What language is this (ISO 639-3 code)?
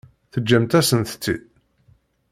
kab